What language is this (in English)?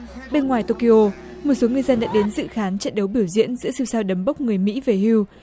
Vietnamese